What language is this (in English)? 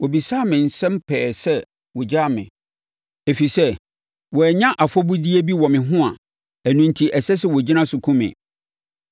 Akan